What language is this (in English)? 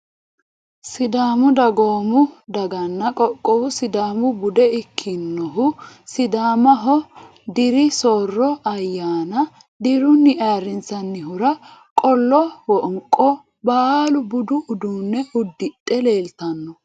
Sidamo